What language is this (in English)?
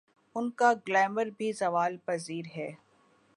Urdu